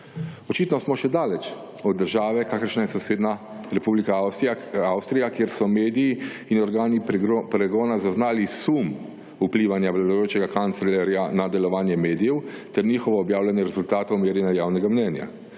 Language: Slovenian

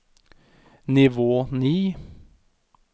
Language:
Norwegian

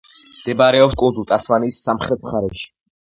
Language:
Georgian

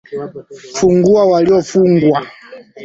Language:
Swahili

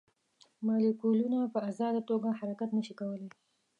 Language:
Pashto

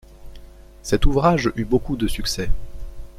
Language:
French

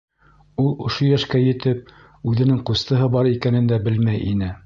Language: Bashkir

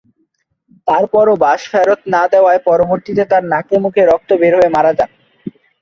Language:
Bangla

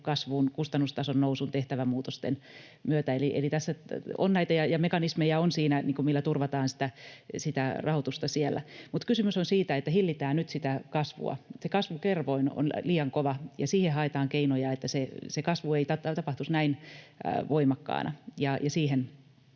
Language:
Finnish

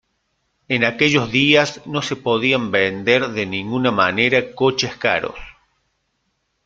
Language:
Spanish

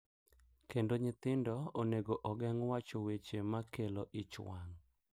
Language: Luo (Kenya and Tanzania)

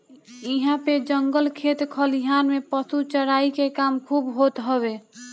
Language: Bhojpuri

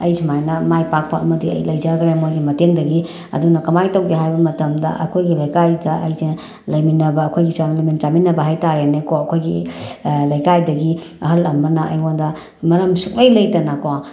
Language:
Manipuri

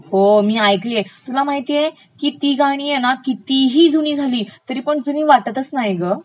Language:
Marathi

